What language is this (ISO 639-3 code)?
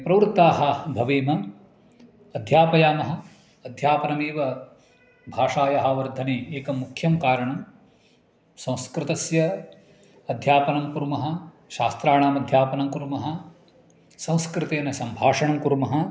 san